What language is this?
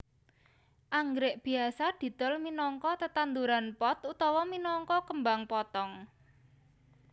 Javanese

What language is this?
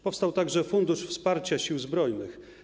Polish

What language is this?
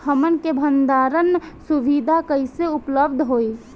Bhojpuri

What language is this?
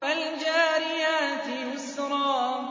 Arabic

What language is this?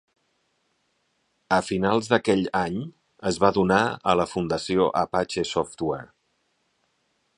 Catalan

